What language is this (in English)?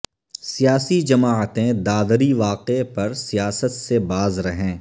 Urdu